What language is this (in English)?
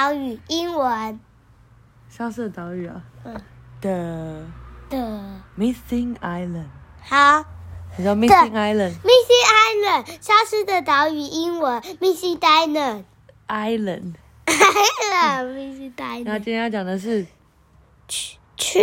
Chinese